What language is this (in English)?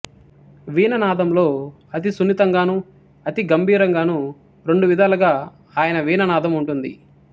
Telugu